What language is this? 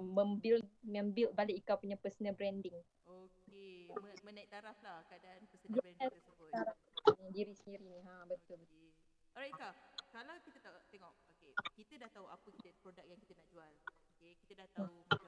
Malay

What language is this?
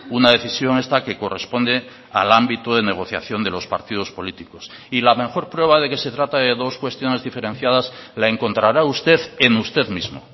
Spanish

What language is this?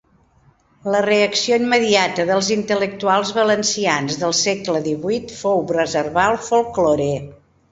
Catalan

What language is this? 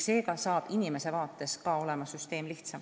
Estonian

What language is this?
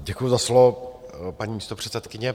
Czech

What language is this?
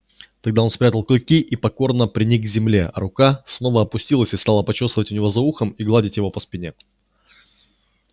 Russian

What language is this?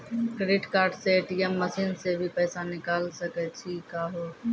Maithili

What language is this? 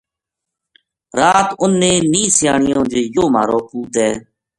Gujari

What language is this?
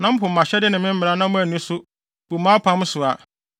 Akan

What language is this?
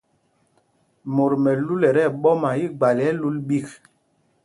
Mpumpong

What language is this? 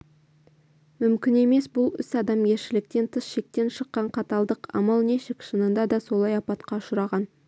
Kazakh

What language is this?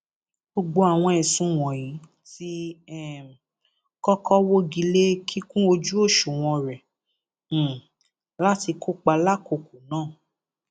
Yoruba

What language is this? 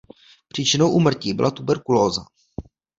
Czech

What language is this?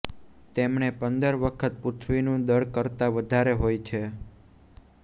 Gujarati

